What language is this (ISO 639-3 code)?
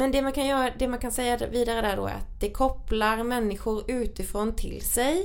swe